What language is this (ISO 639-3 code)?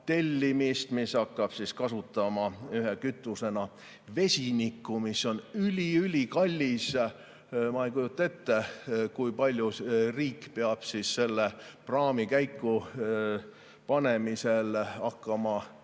est